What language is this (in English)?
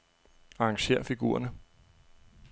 Danish